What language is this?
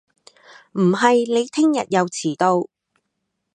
Cantonese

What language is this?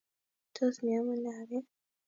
Kalenjin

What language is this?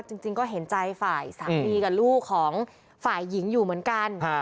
Thai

